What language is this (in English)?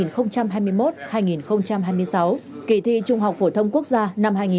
Vietnamese